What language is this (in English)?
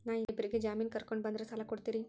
Kannada